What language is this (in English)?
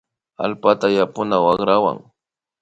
Imbabura Highland Quichua